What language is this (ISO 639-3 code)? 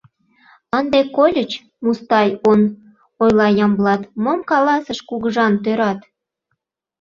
chm